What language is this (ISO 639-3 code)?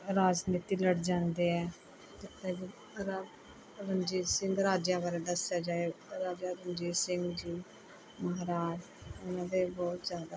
pan